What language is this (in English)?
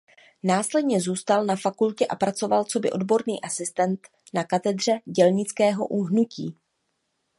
Czech